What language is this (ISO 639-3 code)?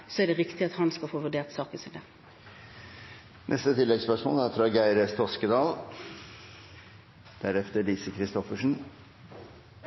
nor